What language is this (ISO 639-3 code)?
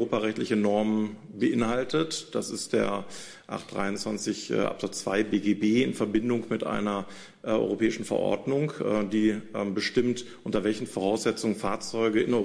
deu